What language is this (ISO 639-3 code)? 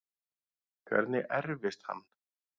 isl